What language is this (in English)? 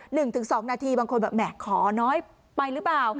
Thai